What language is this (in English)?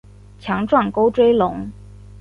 Chinese